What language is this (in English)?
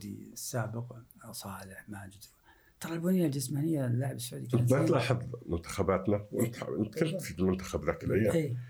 Arabic